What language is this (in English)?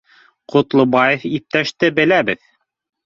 Bashkir